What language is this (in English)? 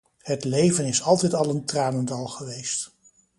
Dutch